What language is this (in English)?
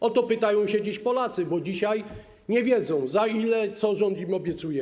Polish